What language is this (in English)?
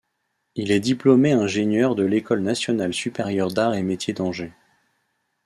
French